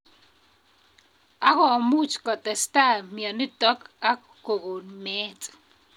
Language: Kalenjin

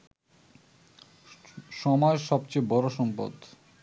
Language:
Bangla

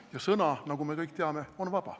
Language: Estonian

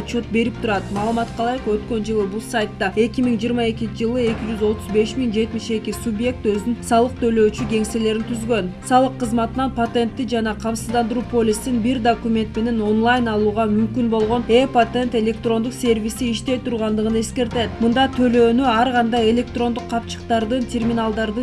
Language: Turkish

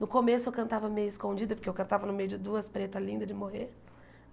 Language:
Portuguese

